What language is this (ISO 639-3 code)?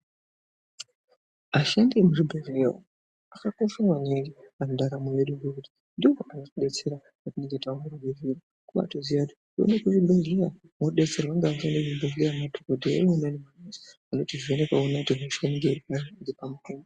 ndc